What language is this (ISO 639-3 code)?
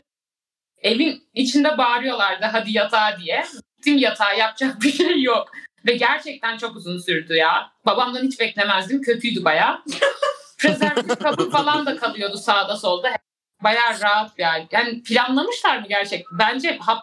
tur